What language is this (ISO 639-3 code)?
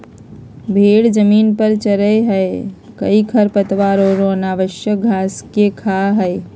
mag